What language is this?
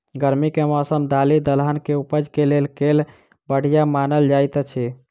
Maithili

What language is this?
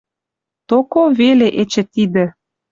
Western Mari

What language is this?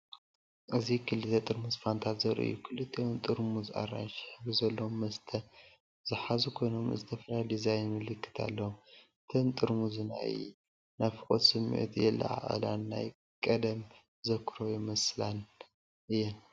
Tigrinya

